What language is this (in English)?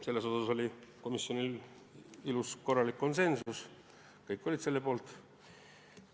Estonian